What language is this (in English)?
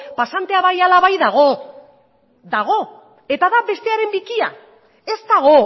Basque